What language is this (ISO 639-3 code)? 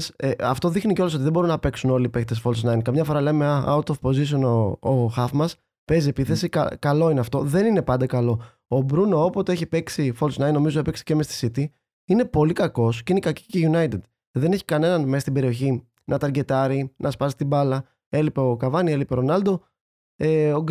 ell